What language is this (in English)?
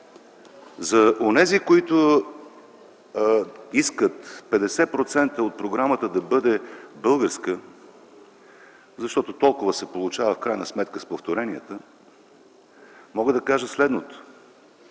Bulgarian